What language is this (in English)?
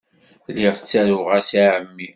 Kabyle